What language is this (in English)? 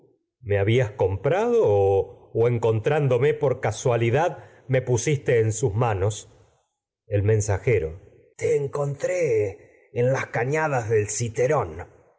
Spanish